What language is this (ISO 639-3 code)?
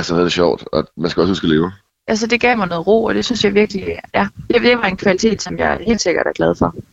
dan